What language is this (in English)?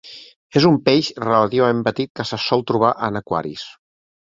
Catalan